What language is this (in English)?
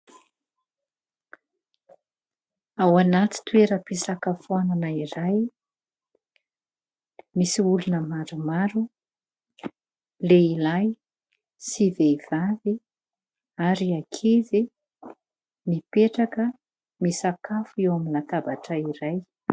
Malagasy